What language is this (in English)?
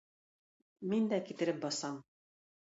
Tatar